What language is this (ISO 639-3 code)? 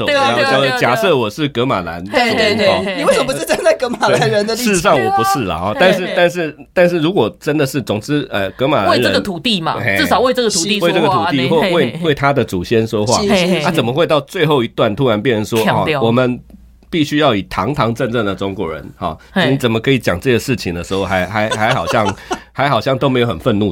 zho